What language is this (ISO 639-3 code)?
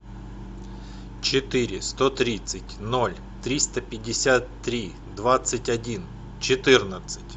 rus